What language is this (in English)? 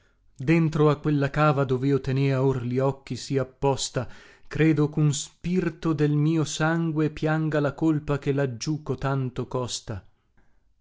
Italian